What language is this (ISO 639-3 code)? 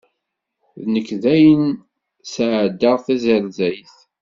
kab